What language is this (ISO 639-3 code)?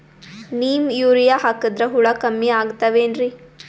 kan